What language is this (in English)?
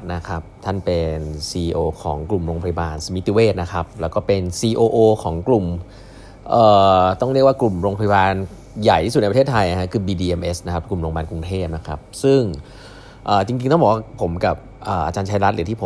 Thai